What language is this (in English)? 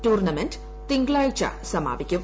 Malayalam